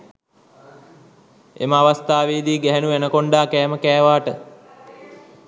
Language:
Sinhala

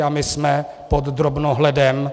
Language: Czech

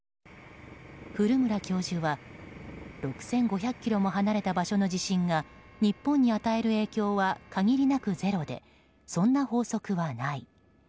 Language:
Japanese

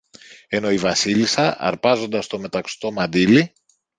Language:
Greek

